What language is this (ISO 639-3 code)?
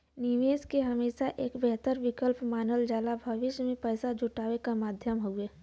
bho